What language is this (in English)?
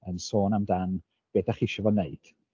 Welsh